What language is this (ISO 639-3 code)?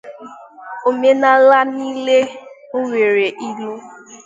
ibo